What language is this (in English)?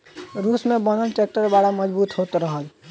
Bhojpuri